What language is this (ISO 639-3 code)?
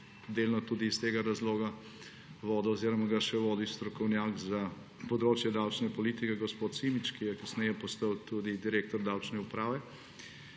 slv